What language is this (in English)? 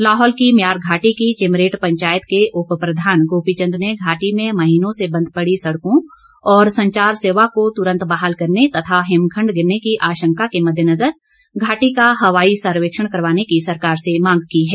Hindi